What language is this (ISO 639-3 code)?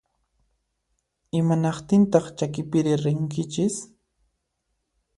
qxp